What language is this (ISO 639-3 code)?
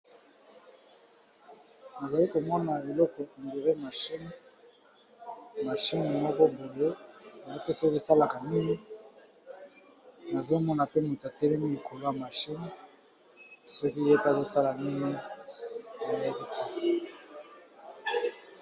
lin